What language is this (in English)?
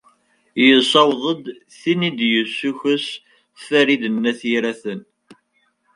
Kabyle